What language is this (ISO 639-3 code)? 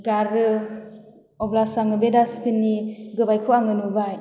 brx